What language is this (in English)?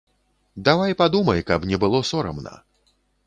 Belarusian